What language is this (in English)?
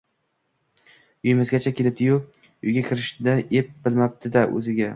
Uzbek